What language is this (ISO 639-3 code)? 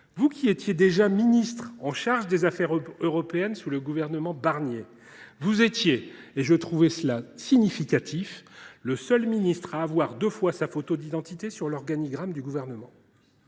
fra